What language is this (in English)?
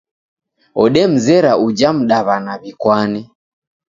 Taita